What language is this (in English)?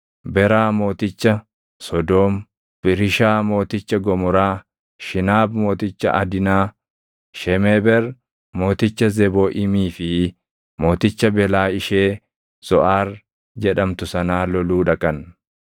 Oromo